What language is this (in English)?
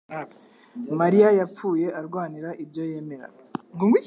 Kinyarwanda